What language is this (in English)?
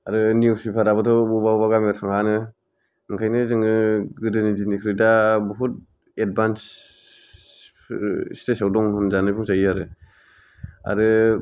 Bodo